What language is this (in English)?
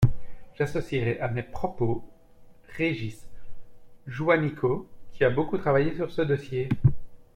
French